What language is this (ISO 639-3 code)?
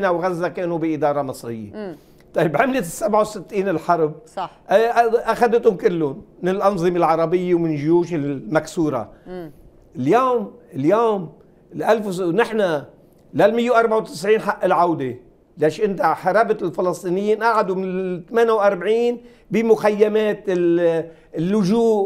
ara